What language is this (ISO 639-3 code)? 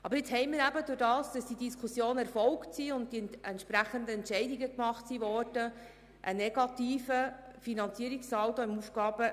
gsw